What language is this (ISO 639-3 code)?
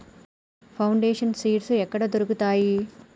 tel